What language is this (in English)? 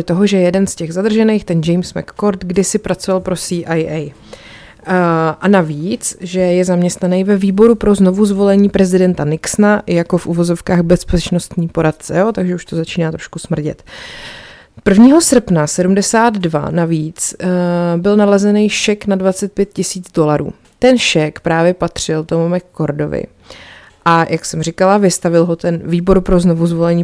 Czech